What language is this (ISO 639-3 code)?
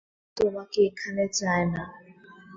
ben